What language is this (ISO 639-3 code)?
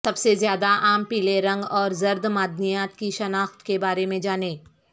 urd